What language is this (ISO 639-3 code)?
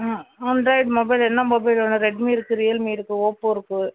tam